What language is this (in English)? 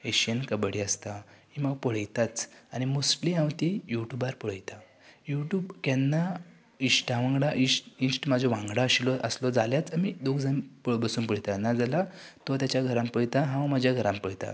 Konkani